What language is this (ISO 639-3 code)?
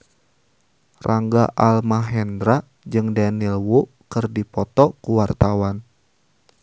sun